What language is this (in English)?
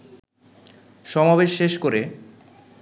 Bangla